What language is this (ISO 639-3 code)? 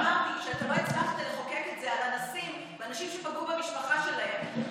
heb